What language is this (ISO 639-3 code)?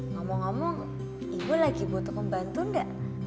ind